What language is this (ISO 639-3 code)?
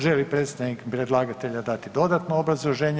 hrv